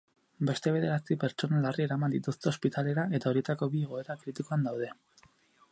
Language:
Basque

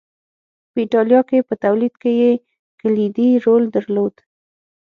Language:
Pashto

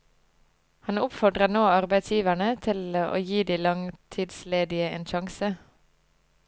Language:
Norwegian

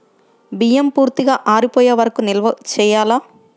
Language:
Telugu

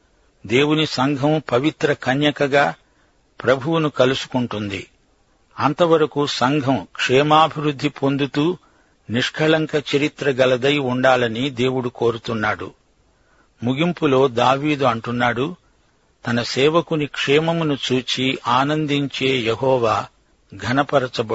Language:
Telugu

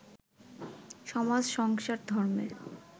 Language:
Bangla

